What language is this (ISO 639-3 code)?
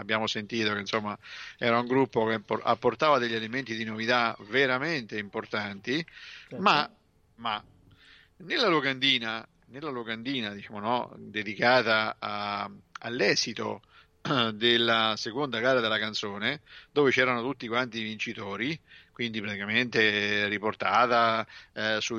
ita